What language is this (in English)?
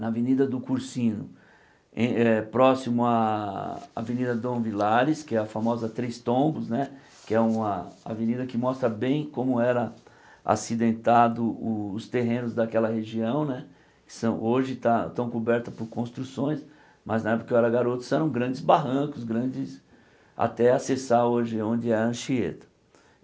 Portuguese